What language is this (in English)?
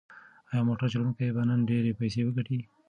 Pashto